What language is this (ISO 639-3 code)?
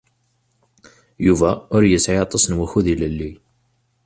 kab